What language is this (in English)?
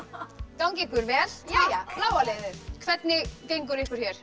Icelandic